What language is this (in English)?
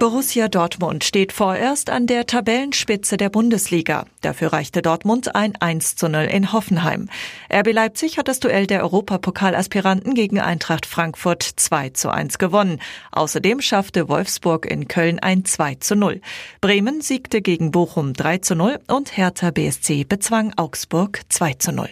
German